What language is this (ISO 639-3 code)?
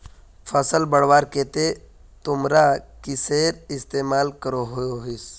mag